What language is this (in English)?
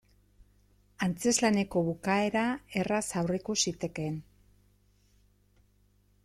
Basque